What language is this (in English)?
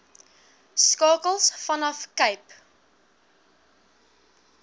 Afrikaans